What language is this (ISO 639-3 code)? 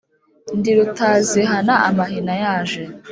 kin